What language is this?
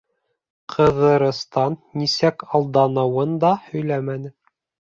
Bashkir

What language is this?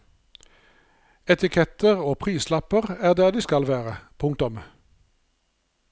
Norwegian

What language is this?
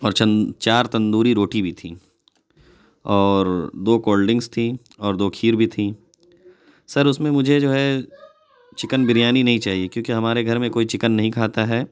Urdu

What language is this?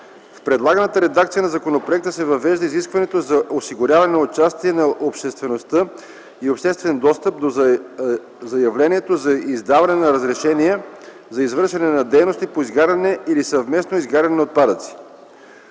Bulgarian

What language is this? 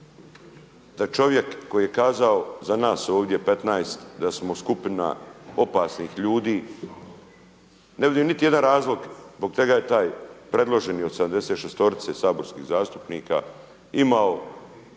Croatian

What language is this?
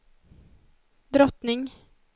Swedish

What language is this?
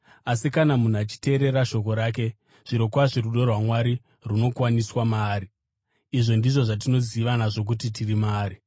Shona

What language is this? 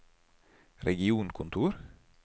Norwegian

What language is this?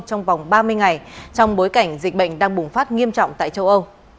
Vietnamese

